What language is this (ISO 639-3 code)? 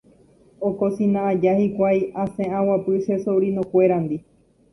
grn